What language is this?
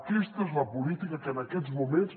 Catalan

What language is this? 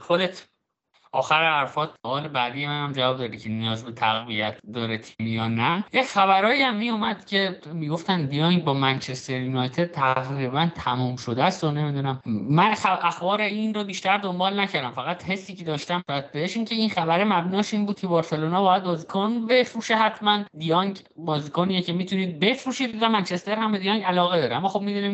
Persian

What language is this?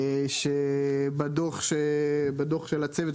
Hebrew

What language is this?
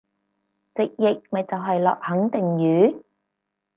Cantonese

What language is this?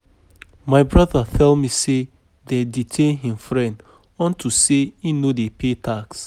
Nigerian Pidgin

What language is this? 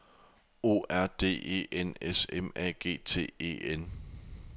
Danish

